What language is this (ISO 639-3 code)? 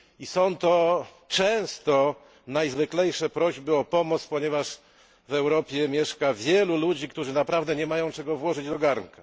pol